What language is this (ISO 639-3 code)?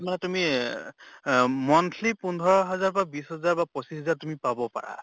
asm